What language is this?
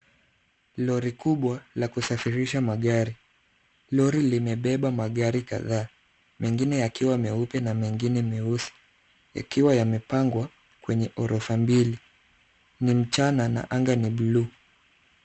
Swahili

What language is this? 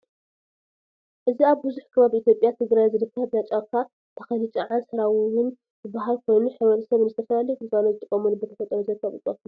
Tigrinya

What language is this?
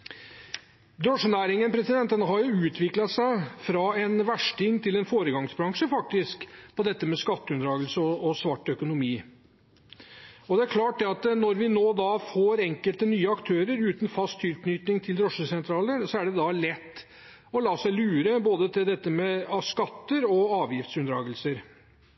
Norwegian Bokmål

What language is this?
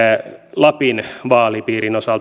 Finnish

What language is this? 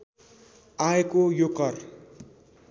Nepali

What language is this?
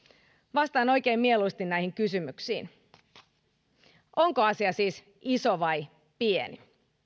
Finnish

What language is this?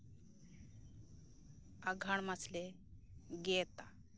Santali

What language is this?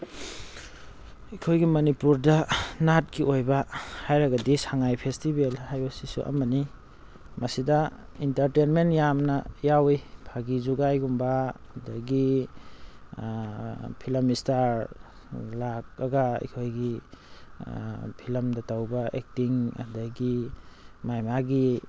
Manipuri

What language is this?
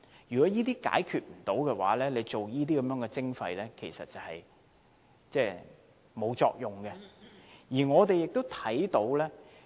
Cantonese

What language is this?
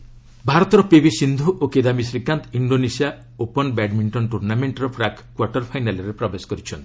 Odia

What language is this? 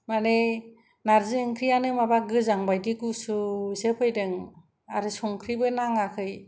Bodo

